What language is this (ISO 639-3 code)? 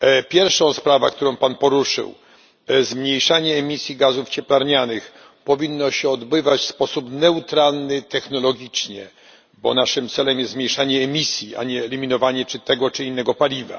pol